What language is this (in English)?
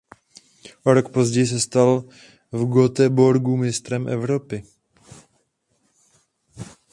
Czech